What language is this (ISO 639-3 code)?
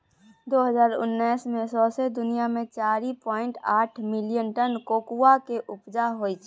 mai